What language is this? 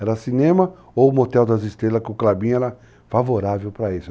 Portuguese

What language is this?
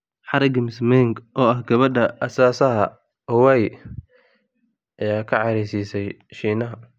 Somali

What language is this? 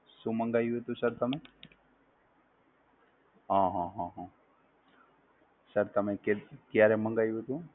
Gujarati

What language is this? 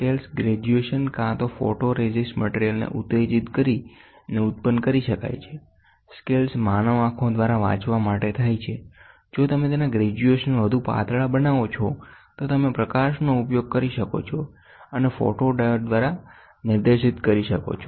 Gujarati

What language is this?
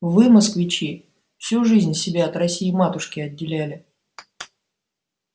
Russian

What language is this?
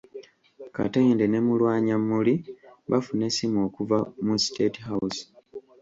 Ganda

